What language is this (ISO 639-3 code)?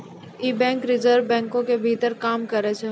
mai